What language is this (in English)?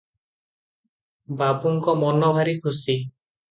Odia